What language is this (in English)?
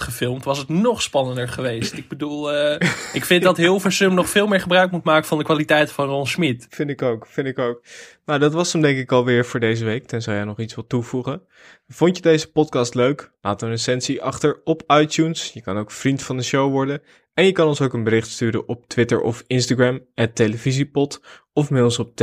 Dutch